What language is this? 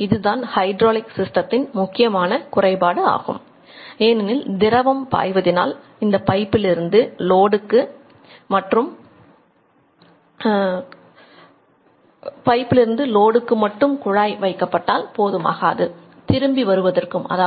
Tamil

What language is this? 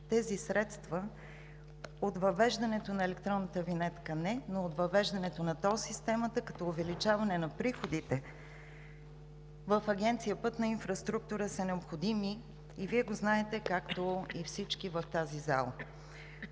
Bulgarian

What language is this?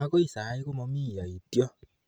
Kalenjin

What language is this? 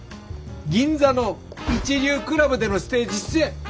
Japanese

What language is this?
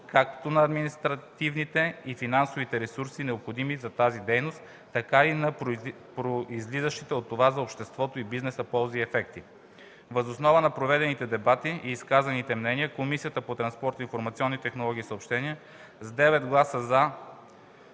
Bulgarian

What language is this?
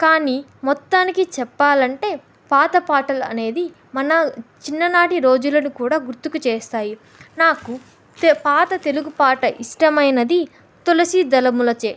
Telugu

